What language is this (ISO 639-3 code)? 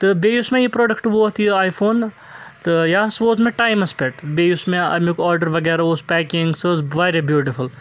kas